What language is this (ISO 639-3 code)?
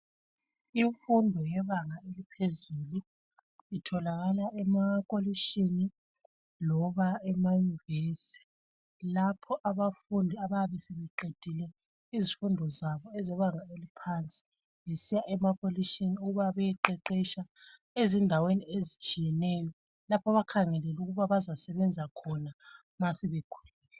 nde